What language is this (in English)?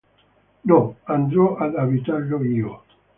Italian